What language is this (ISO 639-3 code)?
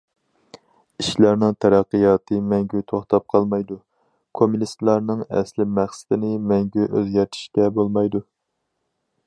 uig